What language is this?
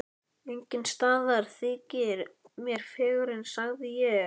Icelandic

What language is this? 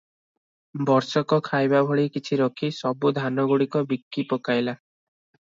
Odia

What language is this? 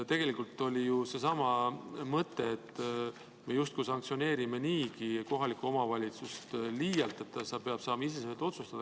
Estonian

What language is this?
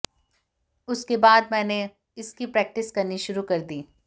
Hindi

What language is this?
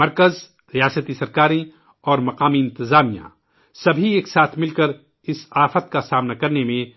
Urdu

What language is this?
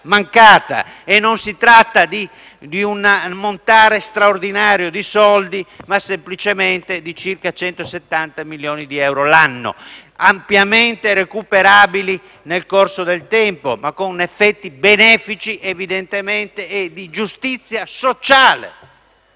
Italian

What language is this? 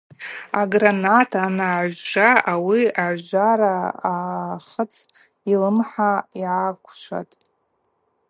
Abaza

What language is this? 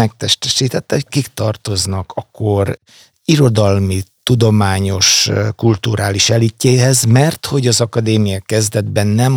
Hungarian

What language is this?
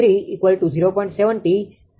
Gujarati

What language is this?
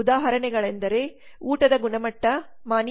Kannada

